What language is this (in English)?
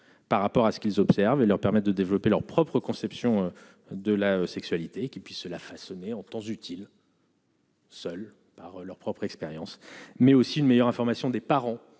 French